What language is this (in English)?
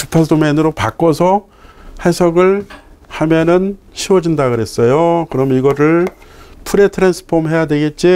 Korean